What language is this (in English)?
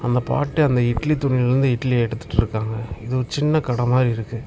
Tamil